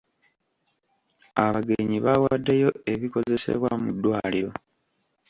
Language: Ganda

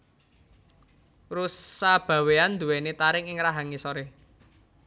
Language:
Javanese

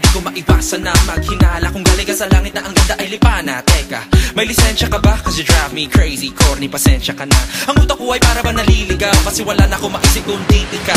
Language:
Arabic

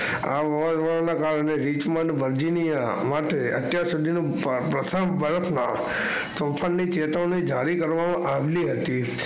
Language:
Gujarati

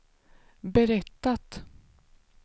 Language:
Swedish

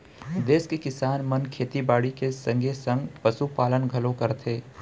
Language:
Chhattisgarhi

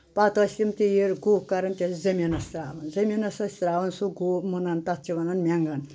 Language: Kashmiri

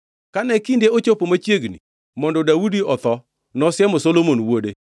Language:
Luo (Kenya and Tanzania)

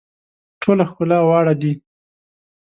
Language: Pashto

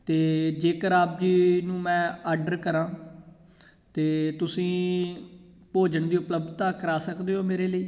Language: Punjabi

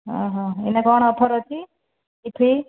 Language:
Odia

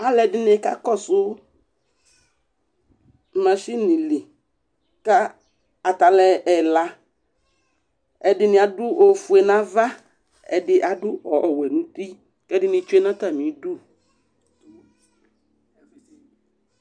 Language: Ikposo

